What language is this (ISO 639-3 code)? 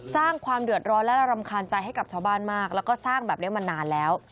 tha